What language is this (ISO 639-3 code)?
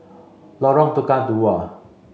eng